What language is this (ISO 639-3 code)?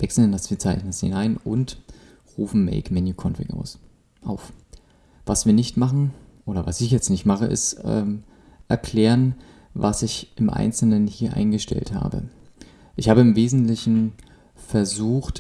deu